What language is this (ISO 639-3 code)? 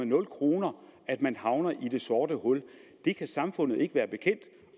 dan